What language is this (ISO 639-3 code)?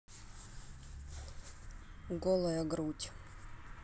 rus